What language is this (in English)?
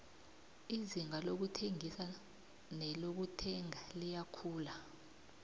South Ndebele